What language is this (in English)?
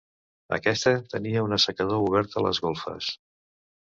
Catalan